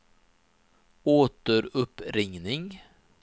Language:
Swedish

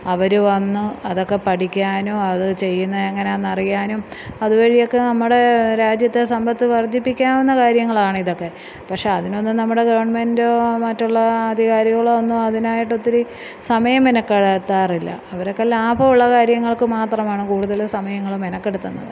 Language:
Malayalam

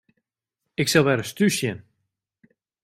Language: Western Frisian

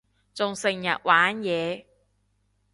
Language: Cantonese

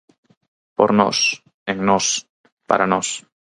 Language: Galician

